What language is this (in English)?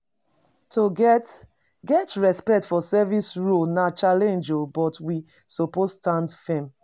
Nigerian Pidgin